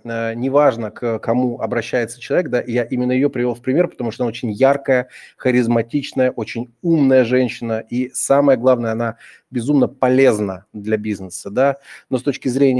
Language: Russian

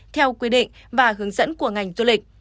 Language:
Vietnamese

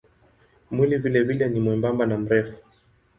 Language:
Swahili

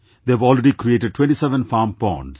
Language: English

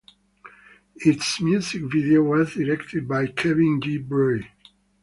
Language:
English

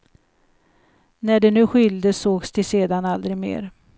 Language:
Swedish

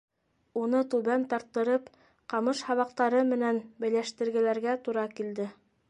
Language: Bashkir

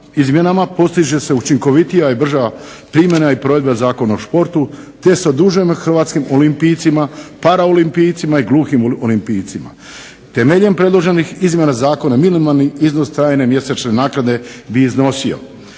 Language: Croatian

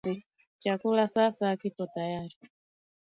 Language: Swahili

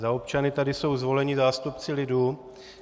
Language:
Czech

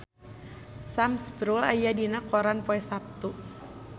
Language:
Sundanese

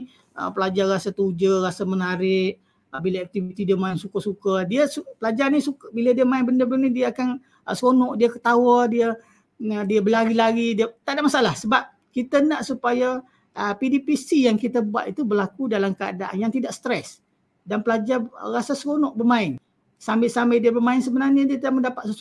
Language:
Malay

